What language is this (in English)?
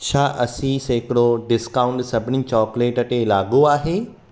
Sindhi